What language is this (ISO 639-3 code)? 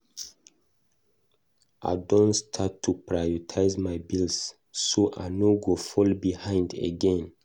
pcm